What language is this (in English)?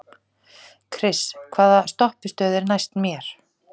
Icelandic